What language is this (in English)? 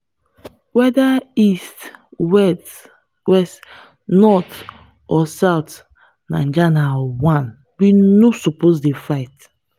Nigerian Pidgin